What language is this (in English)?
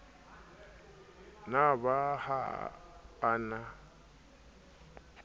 Southern Sotho